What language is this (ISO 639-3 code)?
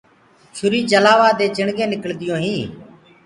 ggg